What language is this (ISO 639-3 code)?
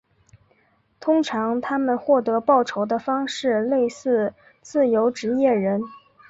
zho